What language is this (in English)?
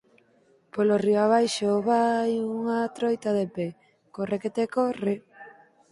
Galician